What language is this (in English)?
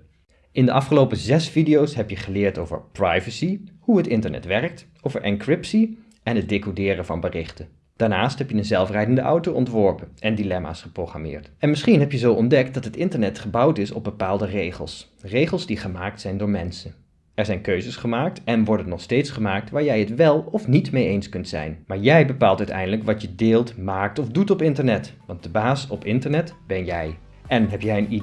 Dutch